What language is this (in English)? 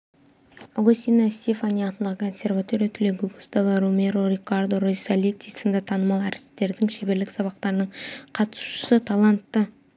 Kazakh